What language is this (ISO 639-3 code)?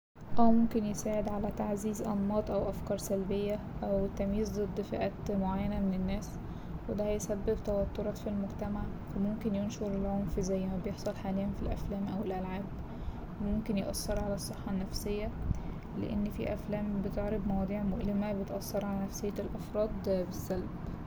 arz